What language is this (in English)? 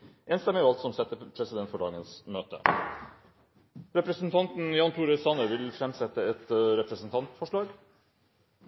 Norwegian Bokmål